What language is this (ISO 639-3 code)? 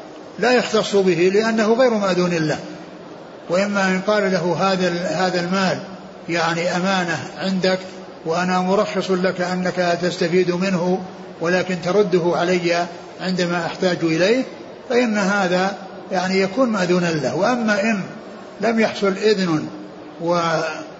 ara